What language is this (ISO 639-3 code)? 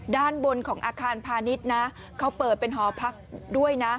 tha